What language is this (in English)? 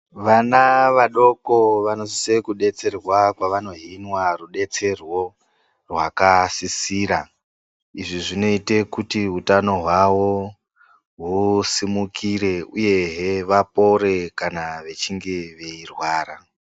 Ndau